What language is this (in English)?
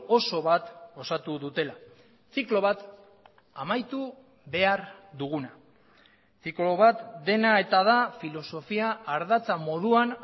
Basque